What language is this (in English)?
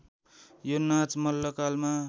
Nepali